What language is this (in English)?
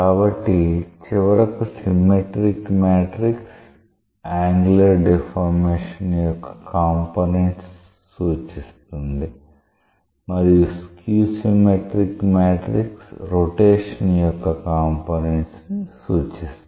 Telugu